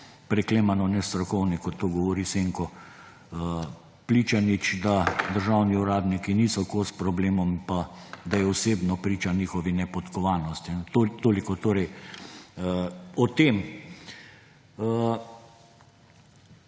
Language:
Slovenian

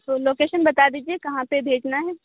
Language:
Urdu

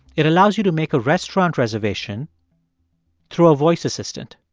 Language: English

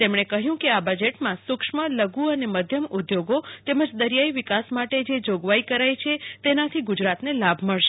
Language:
Gujarati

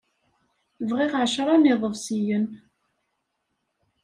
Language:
Kabyle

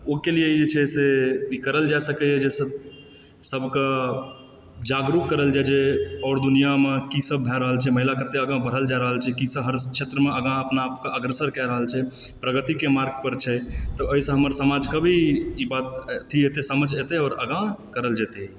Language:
Maithili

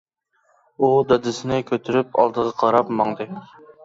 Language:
Uyghur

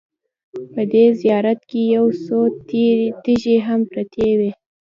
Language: Pashto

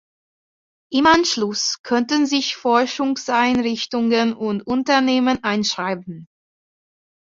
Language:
German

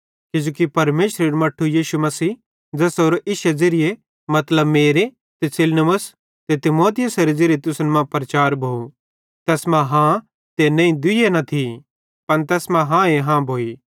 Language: Bhadrawahi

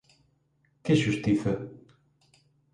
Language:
Galician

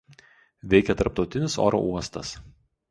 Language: Lithuanian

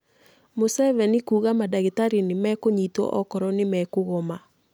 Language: Kikuyu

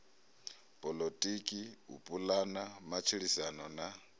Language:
Venda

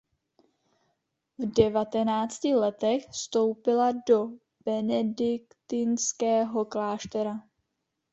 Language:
Czech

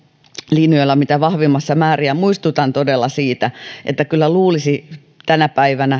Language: Finnish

